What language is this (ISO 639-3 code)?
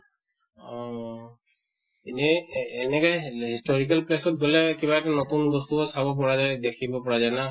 asm